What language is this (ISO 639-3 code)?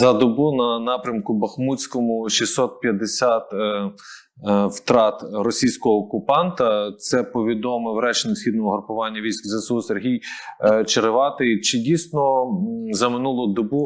ukr